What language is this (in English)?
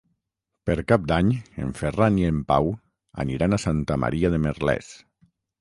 Catalan